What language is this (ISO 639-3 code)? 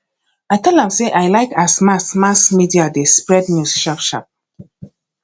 pcm